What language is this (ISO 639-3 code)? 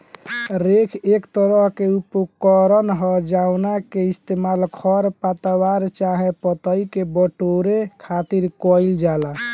bho